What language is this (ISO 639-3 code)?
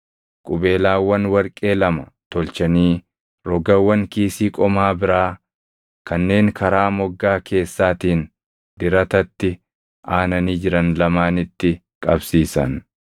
orm